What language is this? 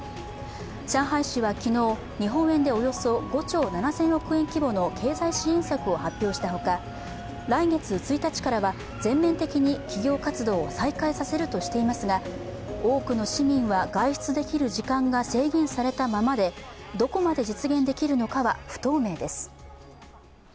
Japanese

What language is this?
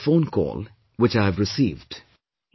English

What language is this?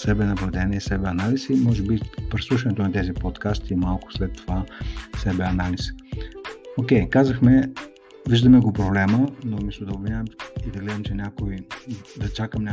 Bulgarian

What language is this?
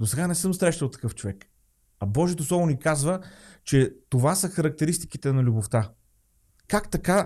Bulgarian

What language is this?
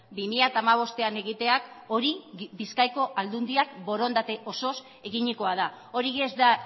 Basque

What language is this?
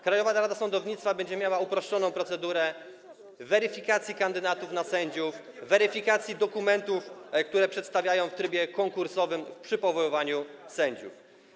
Polish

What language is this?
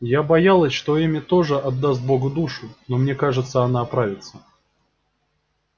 Russian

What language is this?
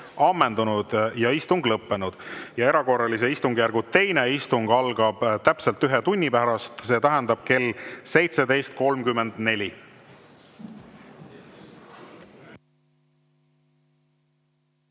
Estonian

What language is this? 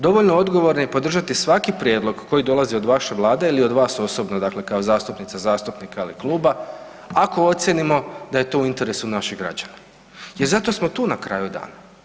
Croatian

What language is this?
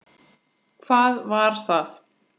Icelandic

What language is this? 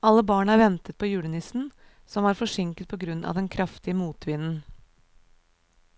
Norwegian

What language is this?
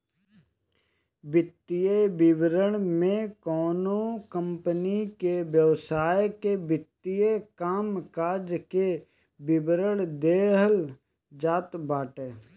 Bhojpuri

